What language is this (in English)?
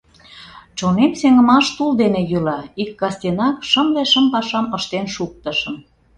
Mari